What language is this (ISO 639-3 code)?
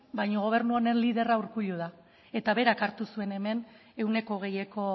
eus